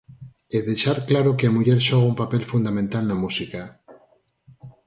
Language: Galician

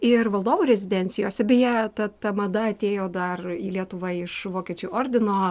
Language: Lithuanian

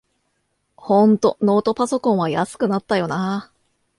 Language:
Japanese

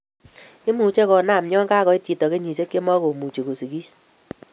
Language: Kalenjin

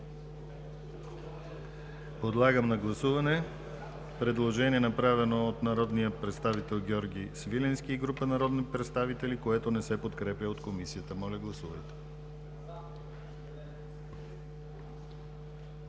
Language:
Bulgarian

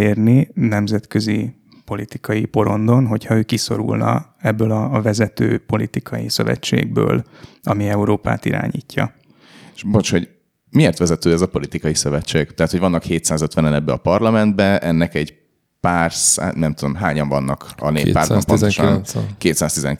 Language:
Hungarian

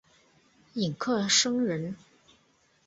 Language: Chinese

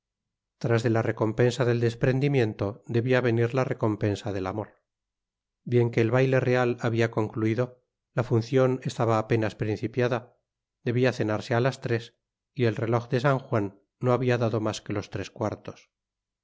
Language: Spanish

